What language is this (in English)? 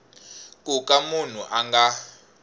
Tsonga